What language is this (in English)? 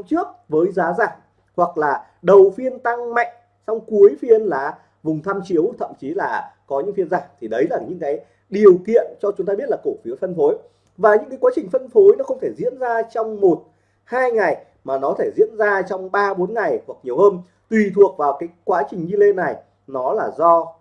Vietnamese